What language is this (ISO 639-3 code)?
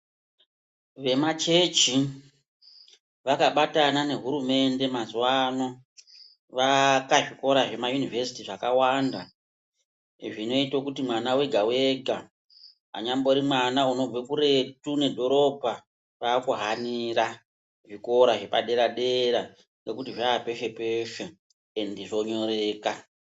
ndc